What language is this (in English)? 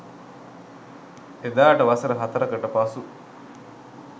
Sinhala